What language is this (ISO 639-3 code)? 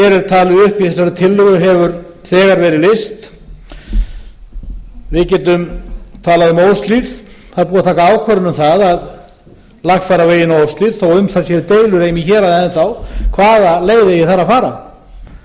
isl